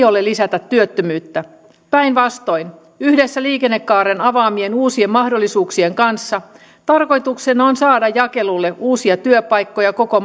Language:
Finnish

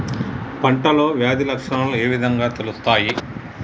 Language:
Telugu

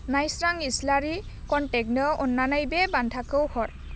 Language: Bodo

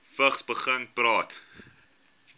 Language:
Afrikaans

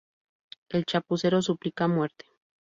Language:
Spanish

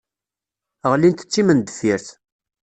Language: Kabyle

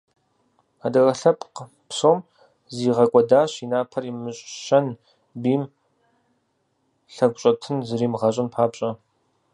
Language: Kabardian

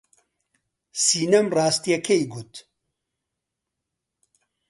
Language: Central Kurdish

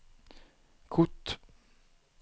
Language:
Swedish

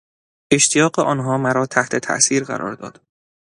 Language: Persian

